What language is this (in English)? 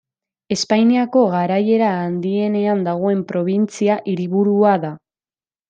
Basque